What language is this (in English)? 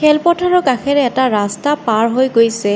Assamese